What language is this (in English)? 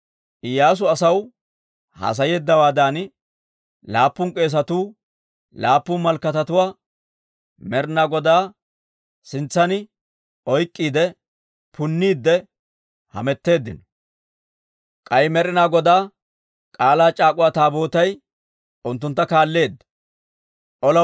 Dawro